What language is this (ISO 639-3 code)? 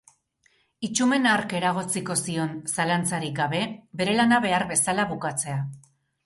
eus